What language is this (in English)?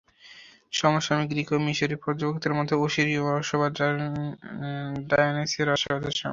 Bangla